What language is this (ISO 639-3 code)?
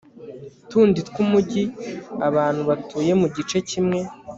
kin